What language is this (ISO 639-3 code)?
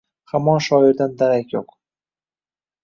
uzb